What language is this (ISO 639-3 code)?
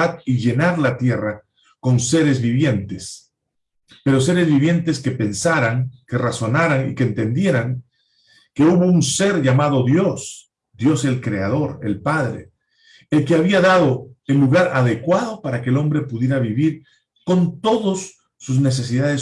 spa